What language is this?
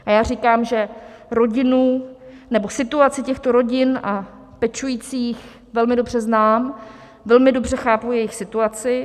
Czech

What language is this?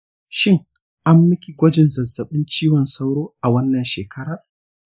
Hausa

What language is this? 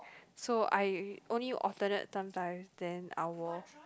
English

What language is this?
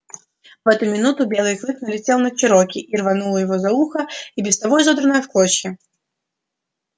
Russian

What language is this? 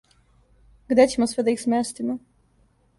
Serbian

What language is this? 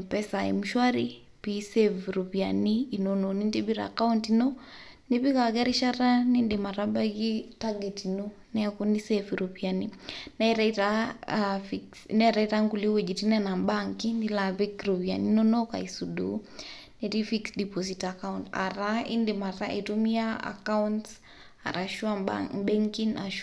Masai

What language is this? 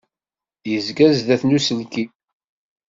Kabyle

